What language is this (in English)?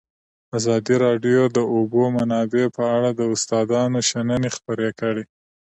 Pashto